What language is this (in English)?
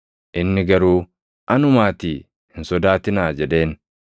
Oromo